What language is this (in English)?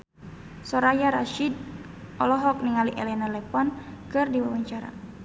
Sundanese